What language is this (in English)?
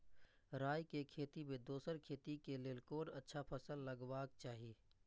Maithili